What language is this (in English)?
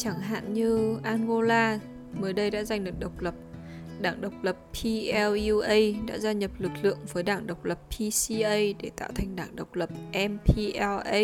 Vietnamese